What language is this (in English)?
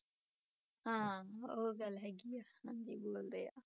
Punjabi